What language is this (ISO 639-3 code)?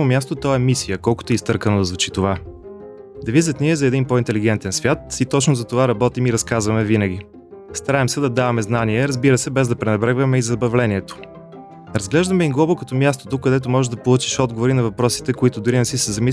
bul